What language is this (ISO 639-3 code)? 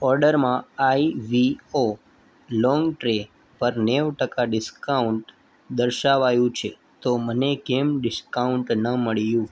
guj